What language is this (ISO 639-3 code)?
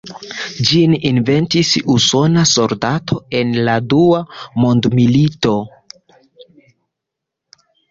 epo